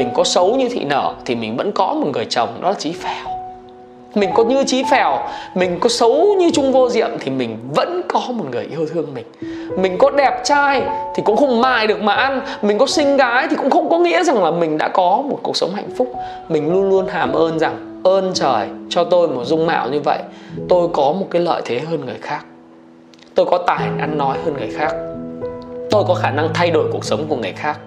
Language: Vietnamese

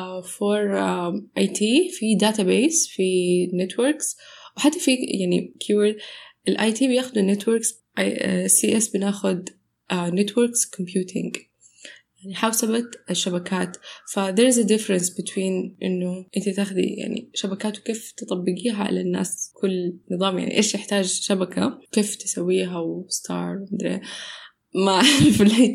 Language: Arabic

